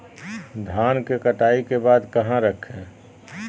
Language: Magahi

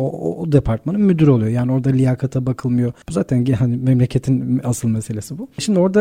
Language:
Turkish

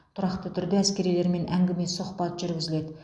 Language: Kazakh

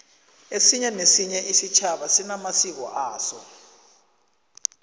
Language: South Ndebele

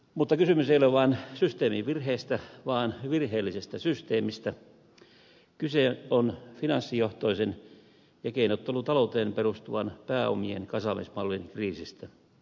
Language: Finnish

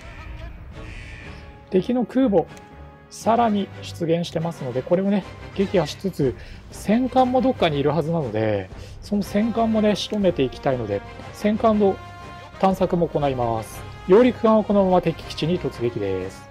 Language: Japanese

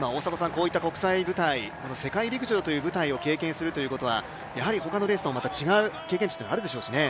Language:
Japanese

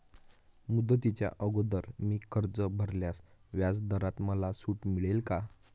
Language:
Marathi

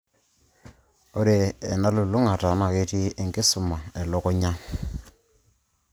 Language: Masai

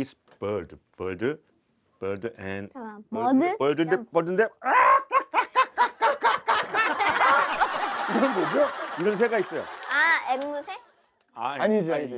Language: Korean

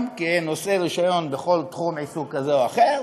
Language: Hebrew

